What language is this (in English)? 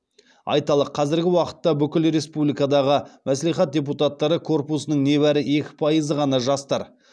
Kazakh